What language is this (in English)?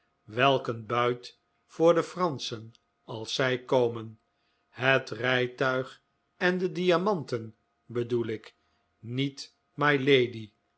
Dutch